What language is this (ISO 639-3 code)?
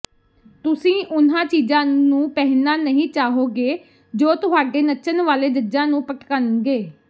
pan